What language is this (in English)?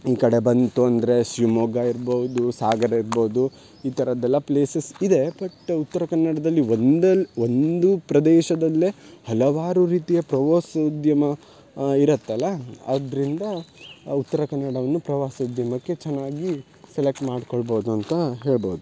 Kannada